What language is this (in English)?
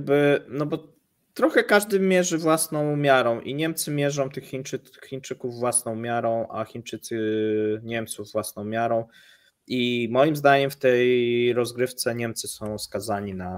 Polish